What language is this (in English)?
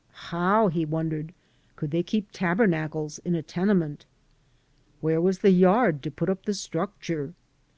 English